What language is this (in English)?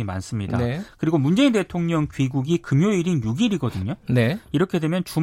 Korean